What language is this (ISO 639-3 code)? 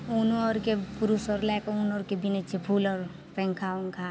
mai